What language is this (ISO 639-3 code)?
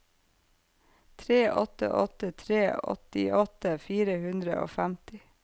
nor